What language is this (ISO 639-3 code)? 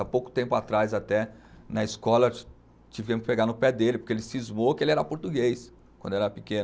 por